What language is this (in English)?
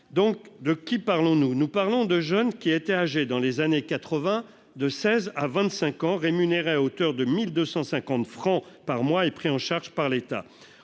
French